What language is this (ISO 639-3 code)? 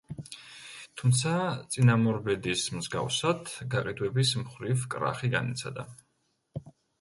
kat